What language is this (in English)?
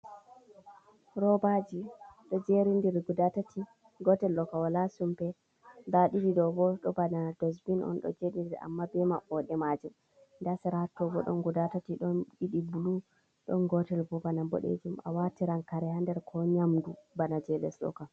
Fula